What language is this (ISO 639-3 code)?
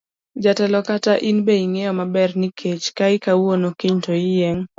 luo